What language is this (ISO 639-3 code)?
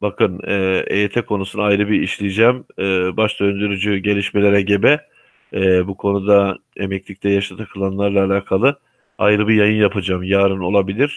tur